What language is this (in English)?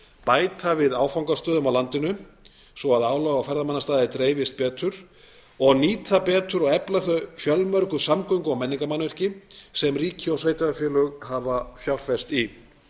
Icelandic